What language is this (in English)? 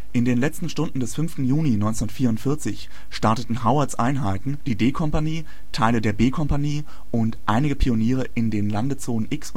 German